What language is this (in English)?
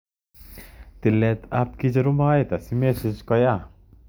Kalenjin